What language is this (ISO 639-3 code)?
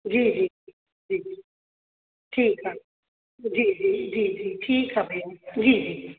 snd